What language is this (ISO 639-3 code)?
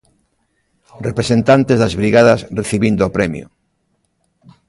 glg